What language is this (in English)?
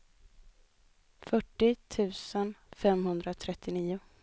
Swedish